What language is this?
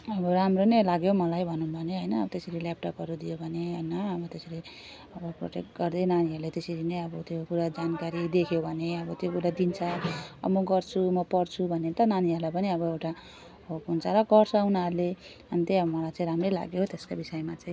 Nepali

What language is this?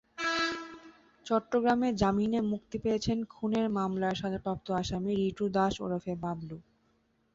Bangla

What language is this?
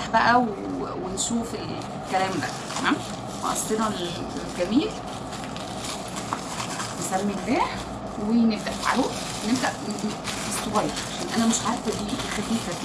Arabic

